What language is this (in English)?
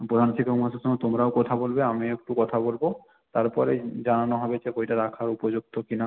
Bangla